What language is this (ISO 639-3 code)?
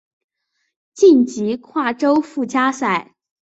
zho